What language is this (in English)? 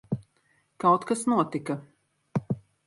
Latvian